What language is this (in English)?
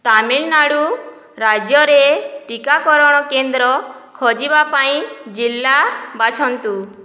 Odia